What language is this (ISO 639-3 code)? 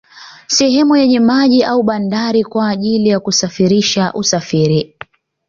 swa